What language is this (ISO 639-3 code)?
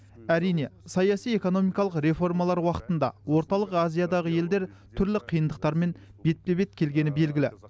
kaz